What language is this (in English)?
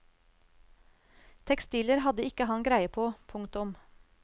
Norwegian